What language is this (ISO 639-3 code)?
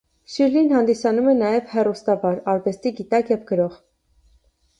hye